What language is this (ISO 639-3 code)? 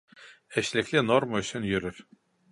bak